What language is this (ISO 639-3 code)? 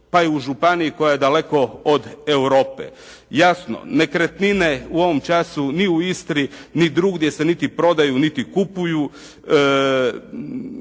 hrv